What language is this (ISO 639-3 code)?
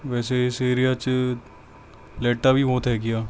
pan